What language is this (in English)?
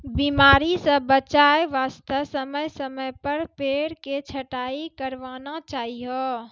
Maithili